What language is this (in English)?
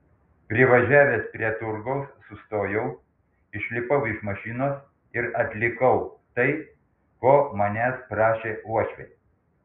Lithuanian